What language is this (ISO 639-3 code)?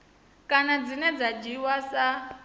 ven